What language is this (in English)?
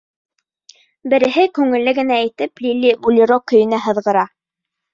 Bashkir